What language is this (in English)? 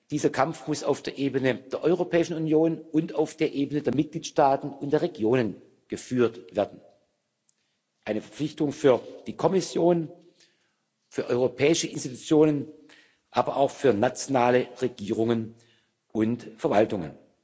German